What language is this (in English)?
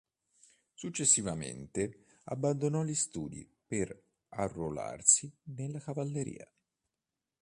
Italian